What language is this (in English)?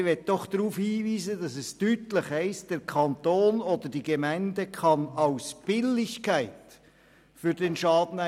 Swiss German